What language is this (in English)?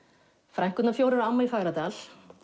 Icelandic